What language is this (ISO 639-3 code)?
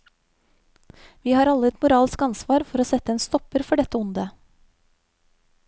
nor